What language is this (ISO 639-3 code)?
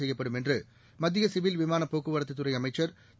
tam